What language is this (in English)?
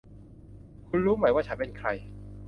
Thai